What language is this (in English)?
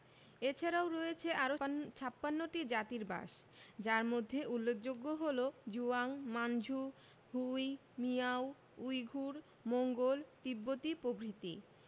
Bangla